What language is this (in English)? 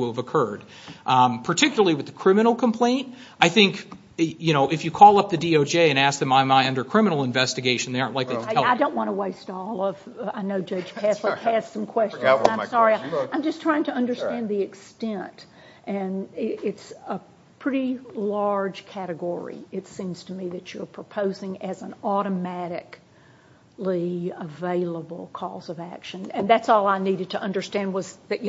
English